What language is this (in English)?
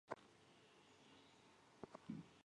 Chinese